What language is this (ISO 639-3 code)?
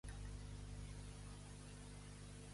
cat